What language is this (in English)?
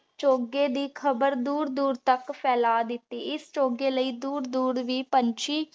Punjabi